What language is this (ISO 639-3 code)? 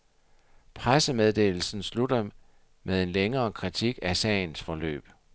dan